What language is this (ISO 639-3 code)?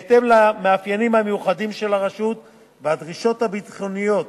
heb